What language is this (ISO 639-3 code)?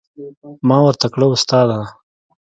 pus